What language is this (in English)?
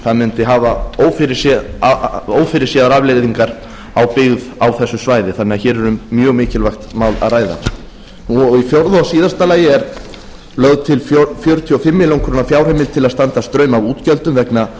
Icelandic